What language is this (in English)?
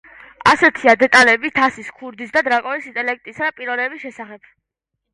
Georgian